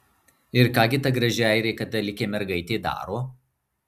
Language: Lithuanian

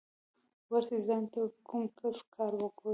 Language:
Pashto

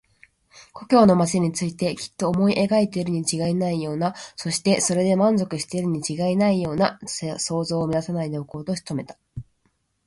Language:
Japanese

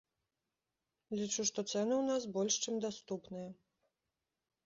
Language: Belarusian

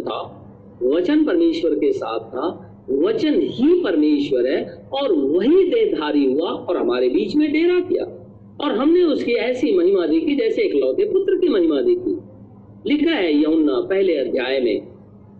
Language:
Hindi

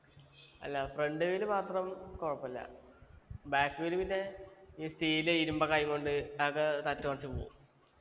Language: Malayalam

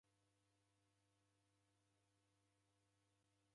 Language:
Taita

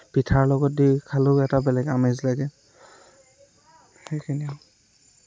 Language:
Assamese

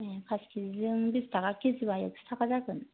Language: Bodo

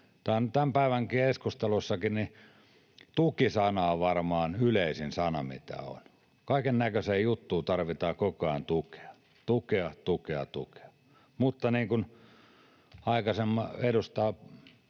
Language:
Finnish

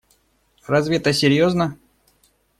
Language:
Russian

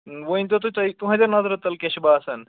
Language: Kashmiri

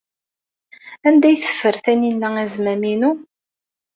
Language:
Kabyle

